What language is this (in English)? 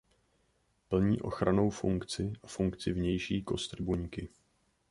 Czech